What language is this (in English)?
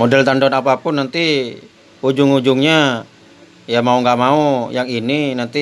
Indonesian